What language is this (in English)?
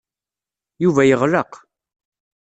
Kabyle